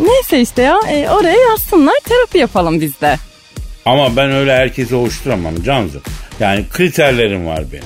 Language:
Turkish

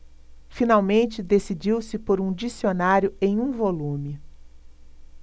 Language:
Portuguese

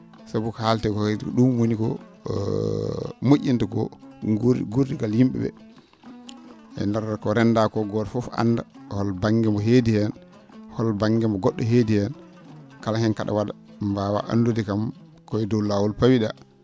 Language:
Fula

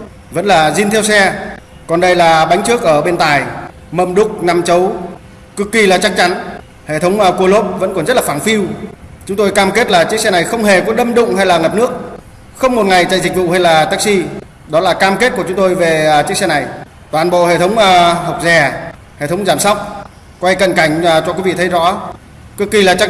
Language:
Vietnamese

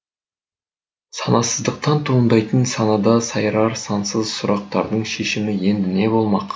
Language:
Kazakh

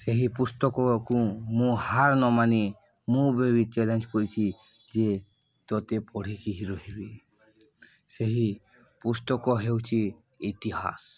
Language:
Odia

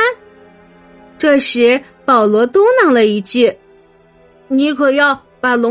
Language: Chinese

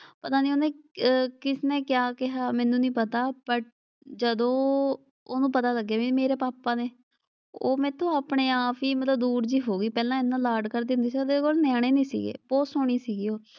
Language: Punjabi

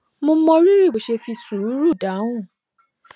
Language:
Yoruba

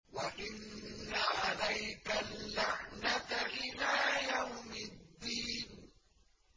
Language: Arabic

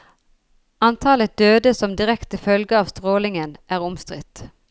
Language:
Norwegian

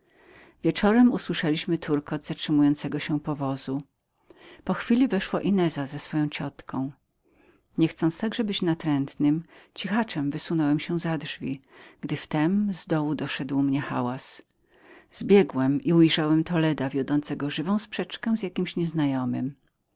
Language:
Polish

